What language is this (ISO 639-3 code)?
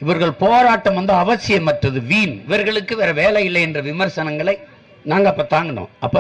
tam